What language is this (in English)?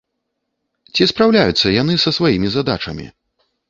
Belarusian